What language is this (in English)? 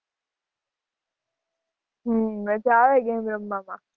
Gujarati